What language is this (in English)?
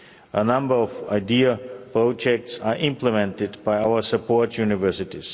English